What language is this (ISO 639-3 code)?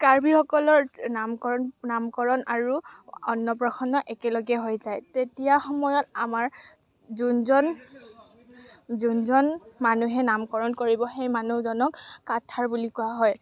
asm